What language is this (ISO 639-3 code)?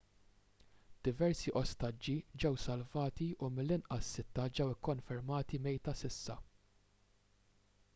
mlt